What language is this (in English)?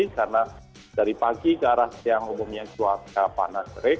Indonesian